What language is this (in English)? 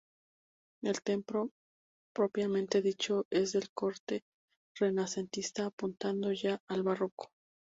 Spanish